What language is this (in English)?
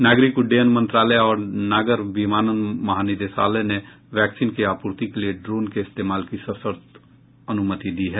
Hindi